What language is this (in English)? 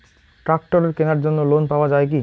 Bangla